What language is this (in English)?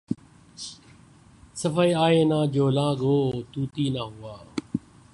Urdu